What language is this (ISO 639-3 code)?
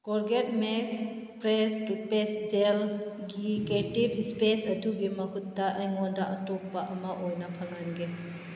mni